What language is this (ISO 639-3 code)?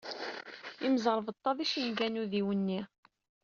kab